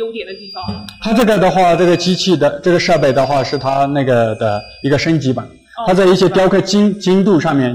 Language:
Chinese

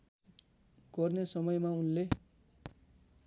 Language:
Nepali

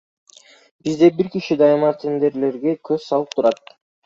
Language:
Kyrgyz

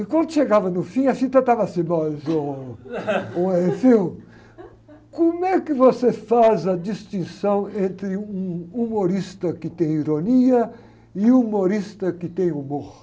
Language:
Portuguese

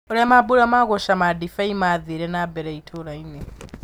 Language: Kikuyu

